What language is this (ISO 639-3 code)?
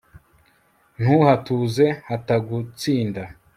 kin